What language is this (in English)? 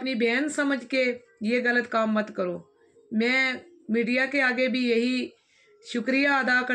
Hindi